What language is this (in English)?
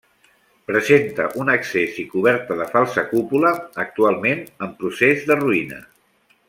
Catalan